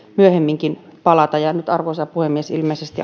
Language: Finnish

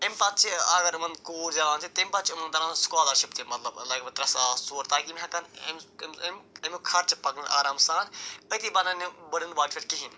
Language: Kashmiri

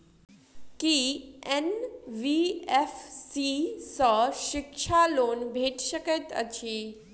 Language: Maithili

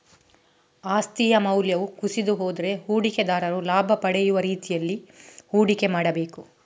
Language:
Kannada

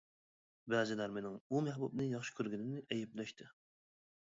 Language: Uyghur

